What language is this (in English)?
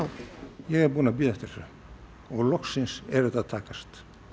Icelandic